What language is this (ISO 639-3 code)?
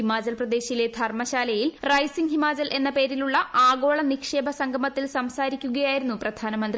mal